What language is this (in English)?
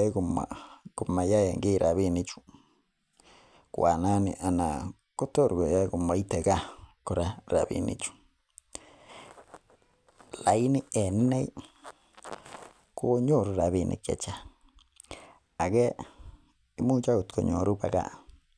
Kalenjin